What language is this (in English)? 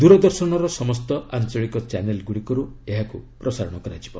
Odia